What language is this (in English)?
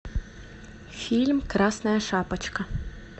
Russian